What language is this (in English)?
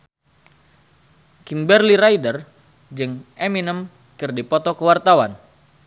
Sundanese